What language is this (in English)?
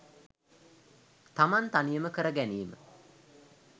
Sinhala